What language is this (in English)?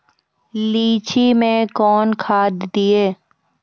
Maithili